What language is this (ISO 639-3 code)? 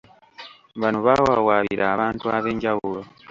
lug